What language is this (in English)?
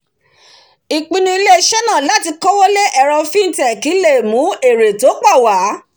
Yoruba